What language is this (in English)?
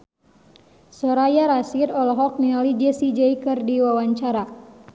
Sundanese